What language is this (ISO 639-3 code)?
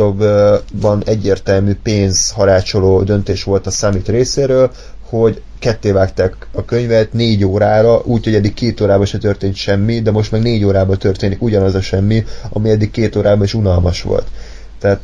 hun